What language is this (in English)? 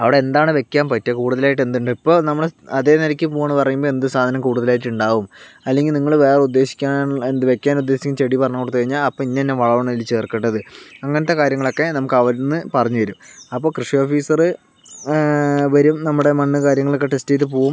Malayalam